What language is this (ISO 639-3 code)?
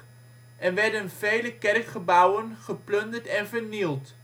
nld